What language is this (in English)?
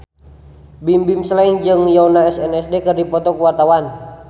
Sundanese